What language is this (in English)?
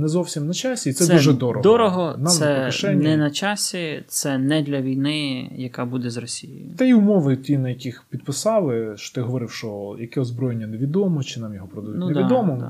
Ukrainian